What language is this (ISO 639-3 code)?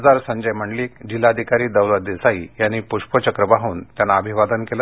mar